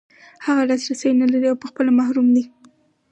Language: Pashto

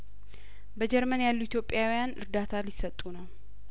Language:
Amharic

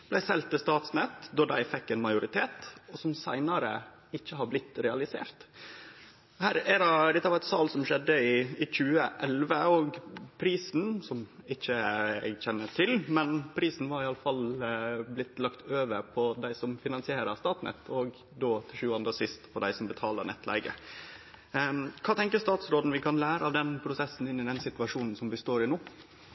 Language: Norwegian Nynorsk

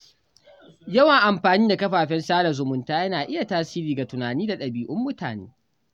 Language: Hausa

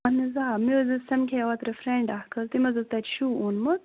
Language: Kashmiri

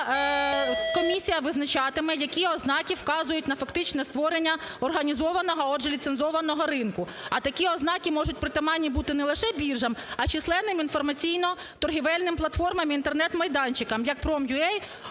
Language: Ukrainian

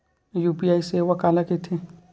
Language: Chhattisgarhi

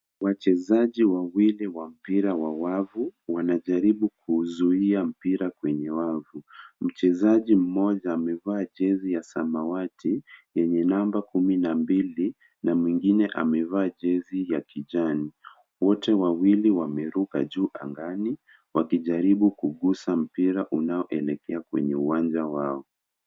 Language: Swahili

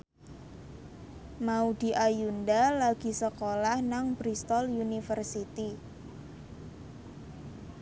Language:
Javanese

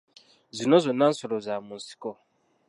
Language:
Ganda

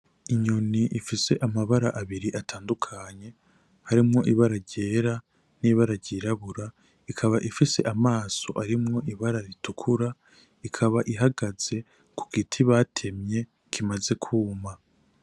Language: Rundi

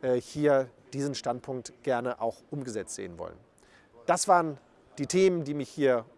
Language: German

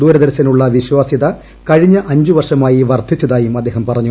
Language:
Malayalam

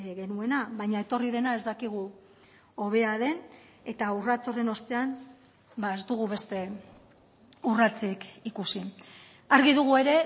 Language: Basque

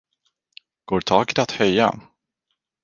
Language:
Swedish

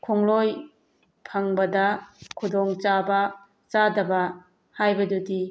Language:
Manipuri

